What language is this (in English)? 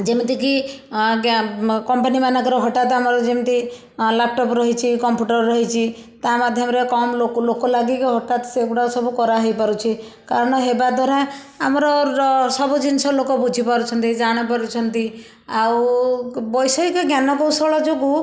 Odia